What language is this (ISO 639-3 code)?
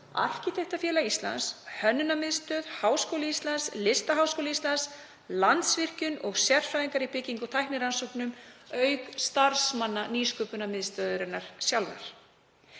isl